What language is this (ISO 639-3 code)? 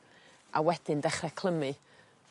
cym